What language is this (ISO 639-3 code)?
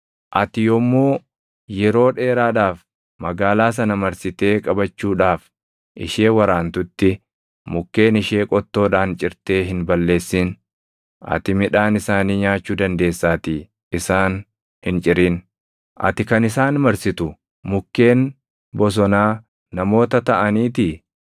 orm